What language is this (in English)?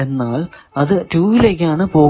Malayalam